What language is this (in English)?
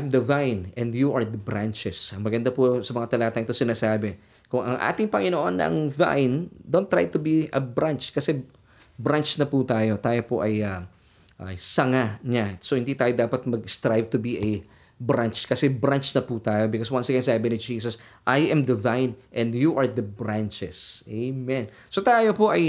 Filipino